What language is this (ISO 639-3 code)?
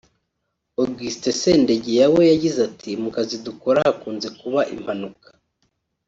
kin